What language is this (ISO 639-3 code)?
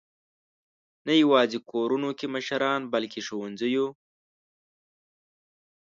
pus